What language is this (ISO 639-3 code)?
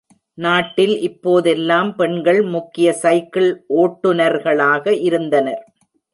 tam